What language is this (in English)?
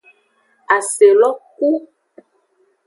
Aja (Benin)